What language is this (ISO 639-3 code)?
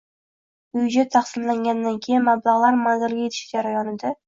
uzb